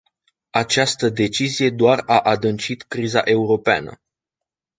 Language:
Romanian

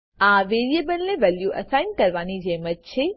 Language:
Gujarati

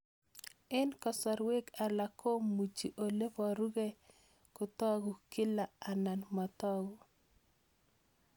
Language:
Kalenjin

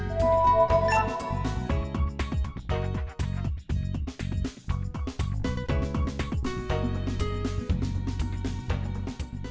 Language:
Vietnamese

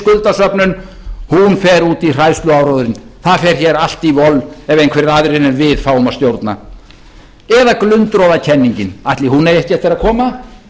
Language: Icelandic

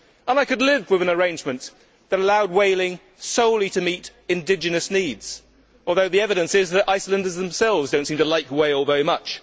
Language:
English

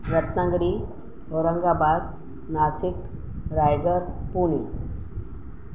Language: Sindhi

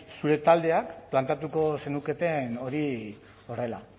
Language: Basque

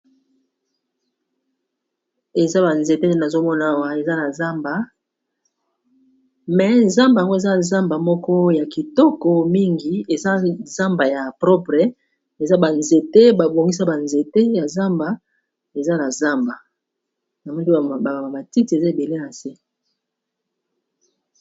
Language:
Lingala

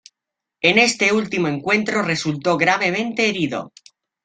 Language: Spanish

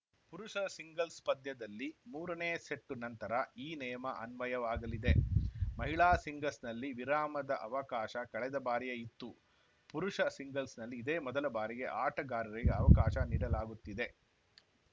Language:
Kannada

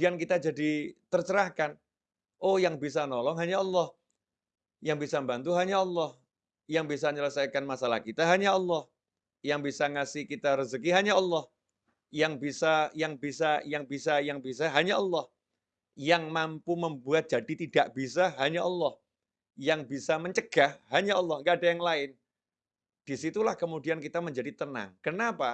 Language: Indonesian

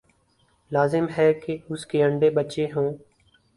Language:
Urdu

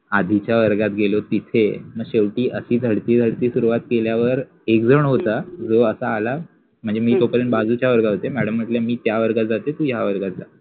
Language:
Marathi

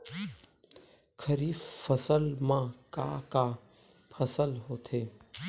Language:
Chhattisgarhi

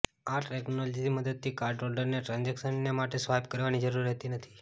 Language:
Gujarati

